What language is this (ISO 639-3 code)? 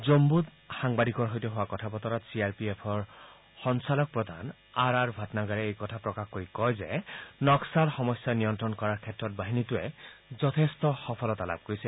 asm